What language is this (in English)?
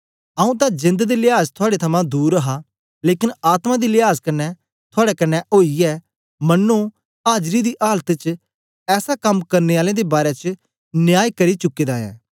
Dogri